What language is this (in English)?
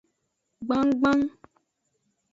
Aja (Benin)